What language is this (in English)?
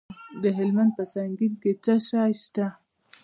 Pashto